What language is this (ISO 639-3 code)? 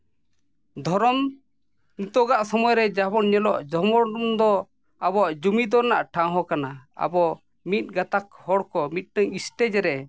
sat